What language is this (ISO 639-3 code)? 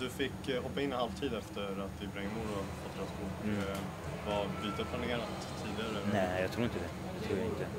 swe